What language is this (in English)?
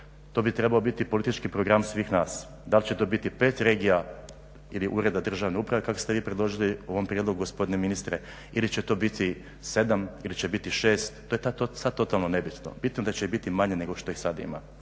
Croatian